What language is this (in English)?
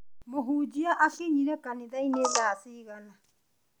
Kikuyu